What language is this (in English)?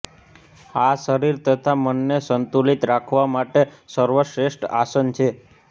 Gujarati